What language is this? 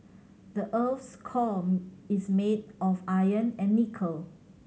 English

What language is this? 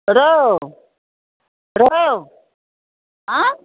Maithili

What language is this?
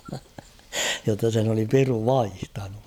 Finnish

